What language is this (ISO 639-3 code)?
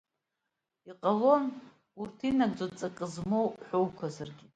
abk